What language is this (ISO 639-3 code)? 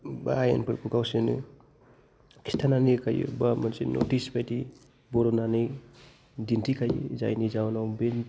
brx